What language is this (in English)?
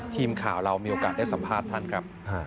Thai